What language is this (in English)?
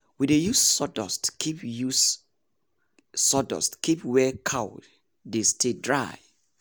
Nigerian Pidgin